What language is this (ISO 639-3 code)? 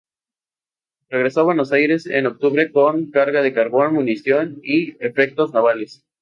spa